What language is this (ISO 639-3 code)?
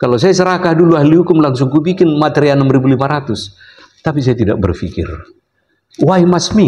ind